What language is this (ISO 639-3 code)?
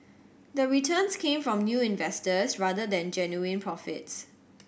eng